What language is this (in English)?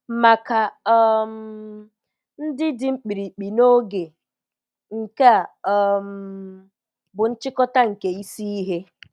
Igbo